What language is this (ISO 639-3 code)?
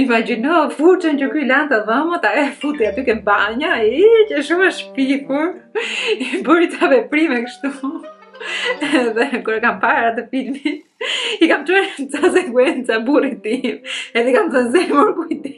ron